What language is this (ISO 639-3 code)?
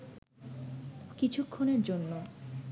ben